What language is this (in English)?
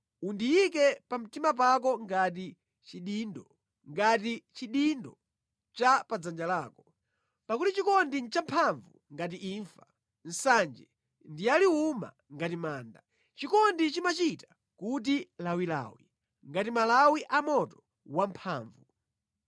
Nyanja